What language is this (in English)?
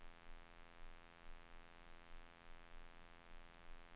Swedish